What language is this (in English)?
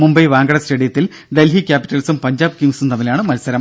Malayalam